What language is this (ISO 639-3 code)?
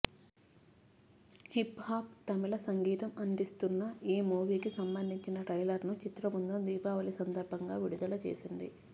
tel